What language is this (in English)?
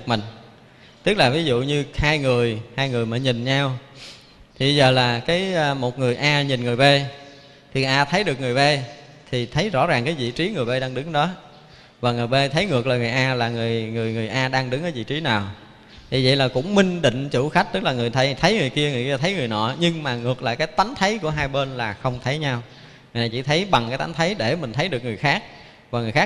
Vietnamese